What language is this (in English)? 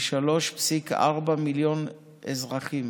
Hebrew